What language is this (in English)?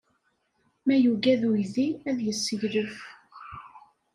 Kabyle